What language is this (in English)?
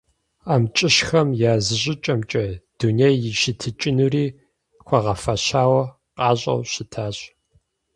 Kabardian